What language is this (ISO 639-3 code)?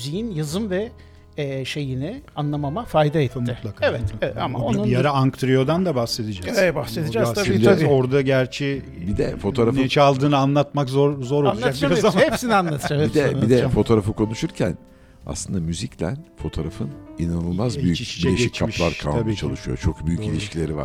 tur